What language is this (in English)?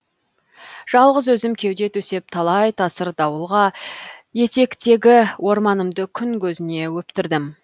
Kazakh